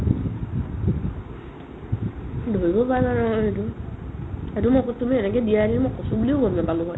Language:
Assamese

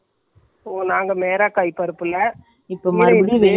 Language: Tamil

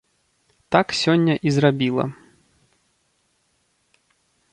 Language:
Belarusian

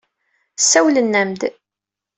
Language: Kabyle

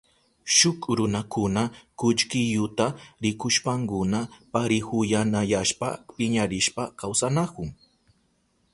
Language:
Southern Pastaza Quechua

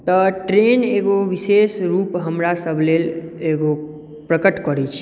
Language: Maithili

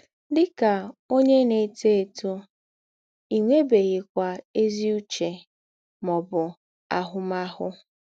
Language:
Igbo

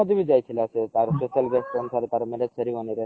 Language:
Odia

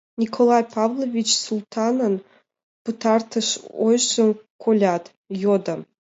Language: Mari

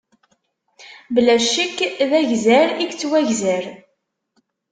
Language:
Kabyle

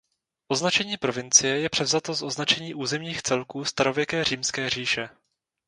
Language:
Czech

